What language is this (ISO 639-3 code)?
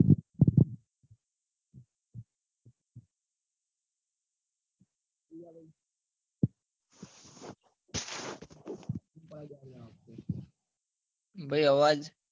guj